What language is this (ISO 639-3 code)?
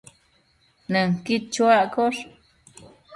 mcf